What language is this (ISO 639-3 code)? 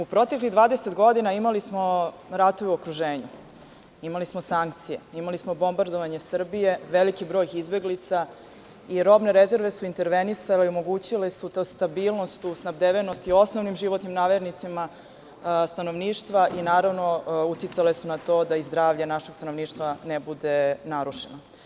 srp